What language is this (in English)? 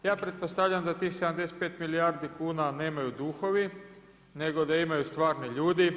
Croatian